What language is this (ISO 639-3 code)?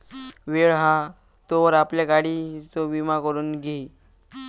mar